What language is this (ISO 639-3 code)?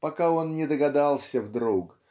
rus